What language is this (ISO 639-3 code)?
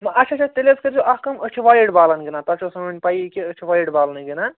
kas